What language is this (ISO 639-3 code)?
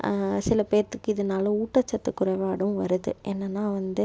tam